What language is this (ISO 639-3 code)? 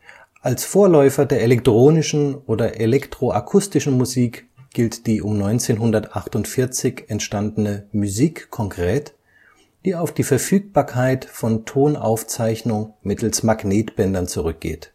deu